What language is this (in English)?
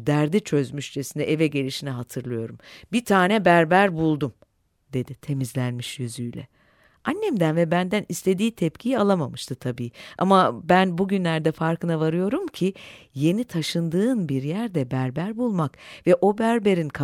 Turkish